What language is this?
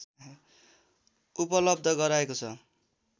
Nepali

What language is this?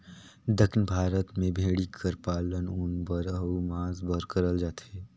Chhattisgarhi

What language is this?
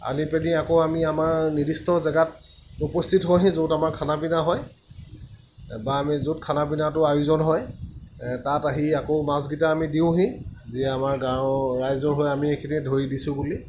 Assamese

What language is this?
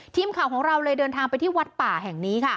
Thai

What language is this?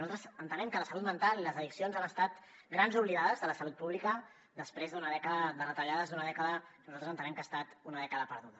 Catalan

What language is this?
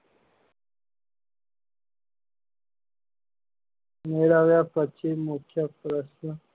Gujarati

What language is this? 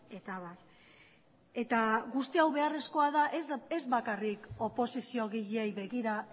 Basque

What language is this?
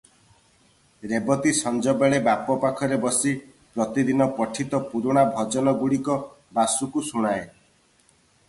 Odia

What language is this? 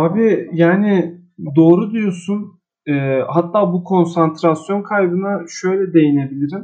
Turkish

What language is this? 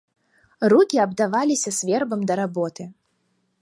Belarusian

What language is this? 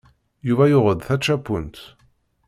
Kabyle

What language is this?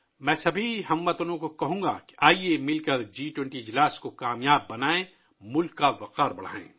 Urdu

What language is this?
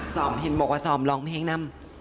Thai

